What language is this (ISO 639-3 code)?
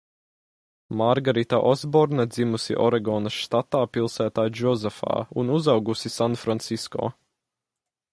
lav